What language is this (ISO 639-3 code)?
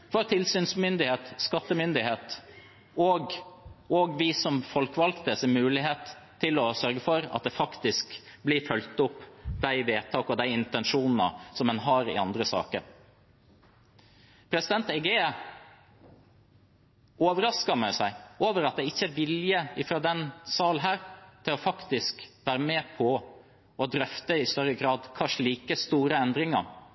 nob